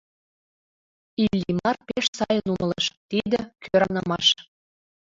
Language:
Mari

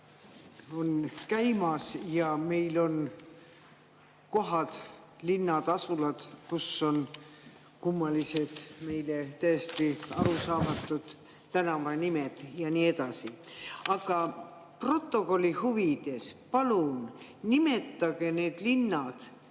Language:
Estonian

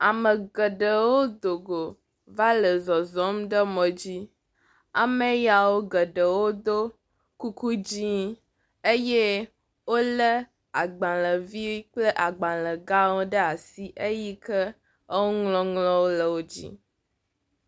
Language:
Ewe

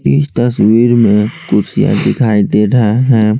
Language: Hindi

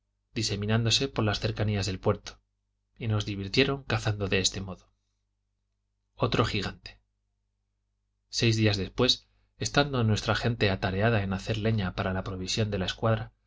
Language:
Spanish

